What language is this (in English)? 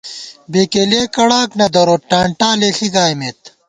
Gawar-Bati